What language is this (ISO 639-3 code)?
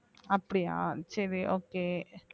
tam